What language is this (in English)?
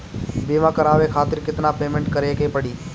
Bhojpuri